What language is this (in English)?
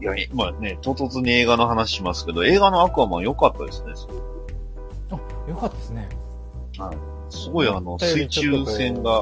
Japanese